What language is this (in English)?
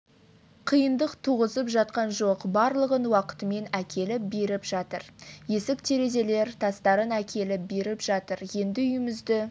Kazakh